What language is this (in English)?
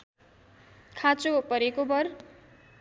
Nepali